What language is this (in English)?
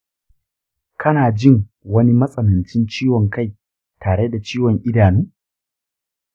Hausa